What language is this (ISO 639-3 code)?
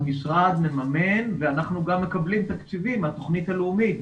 heb